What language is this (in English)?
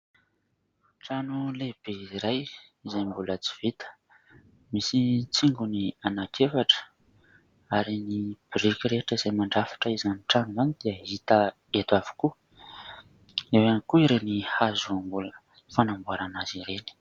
Malagasy